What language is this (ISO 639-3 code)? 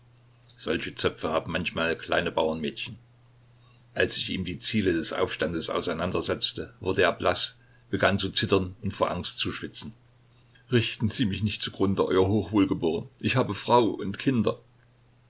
deu